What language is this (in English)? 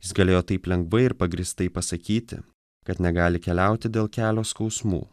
Lithuanian